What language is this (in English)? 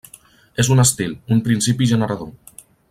Catalan